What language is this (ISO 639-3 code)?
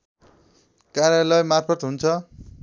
nep